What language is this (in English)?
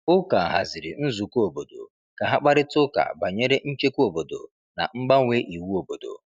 Igbo